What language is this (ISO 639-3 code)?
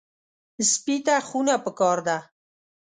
pus